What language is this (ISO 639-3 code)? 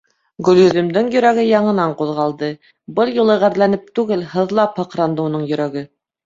bak